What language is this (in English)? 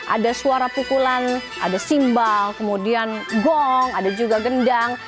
Indonesian